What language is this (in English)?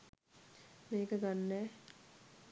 Sinhala